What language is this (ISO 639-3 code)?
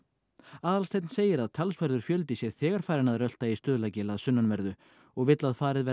isl